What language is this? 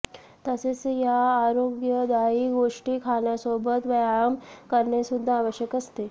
Marathi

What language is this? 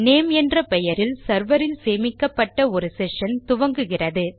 Tamil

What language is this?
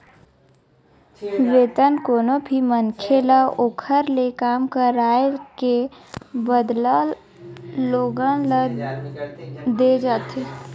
Chhattisgarhi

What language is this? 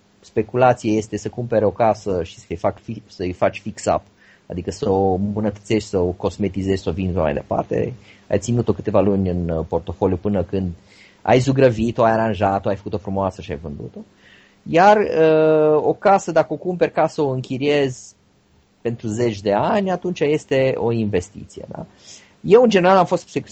Romanian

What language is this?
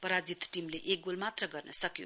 Nepali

